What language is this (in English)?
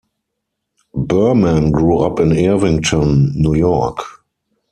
English